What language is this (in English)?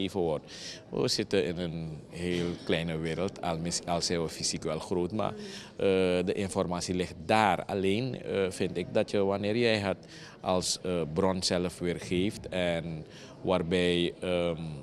Dutch